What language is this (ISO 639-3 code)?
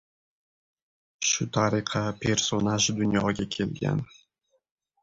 uzb